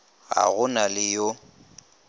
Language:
Northern Sotho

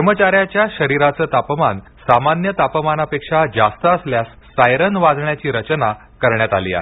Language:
Marathi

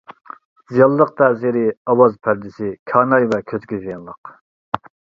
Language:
Uyghur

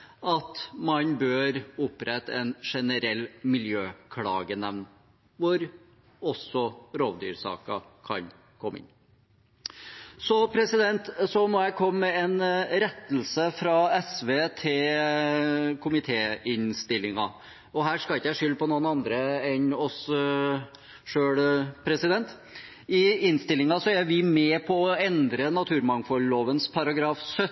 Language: Norwegian Bokmål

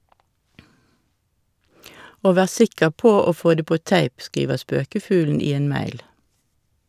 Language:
Norwegian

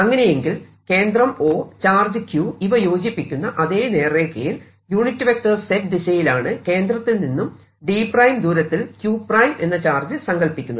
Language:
Malayalam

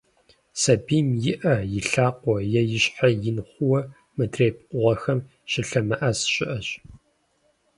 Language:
Kabardian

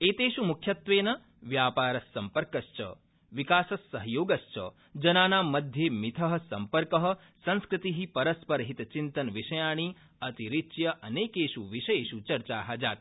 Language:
Sanskrit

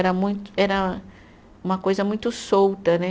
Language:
Portuguese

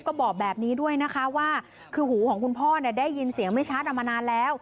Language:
Thai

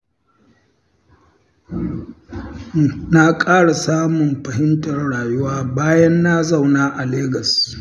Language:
Hausa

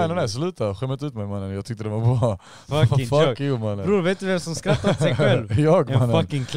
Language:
Swedish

